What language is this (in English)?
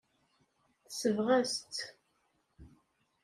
Kabyle